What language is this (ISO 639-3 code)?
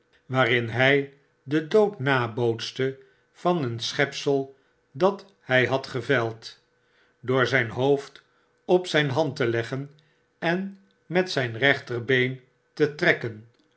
nld